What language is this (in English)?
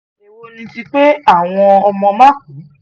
Yoruba